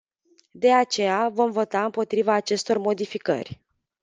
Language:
Romanian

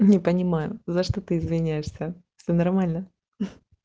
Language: Russian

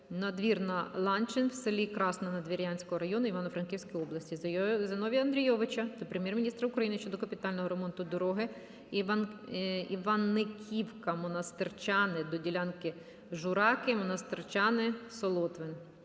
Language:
Ukrainian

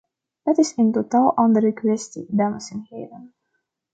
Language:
Dutch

